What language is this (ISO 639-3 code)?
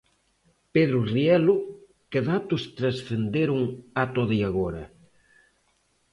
glg